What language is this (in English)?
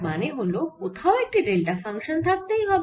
Bangla